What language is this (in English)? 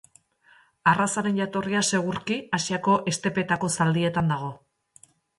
Basque